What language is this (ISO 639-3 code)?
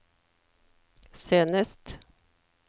nor